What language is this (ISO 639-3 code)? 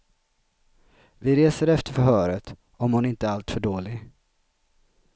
swe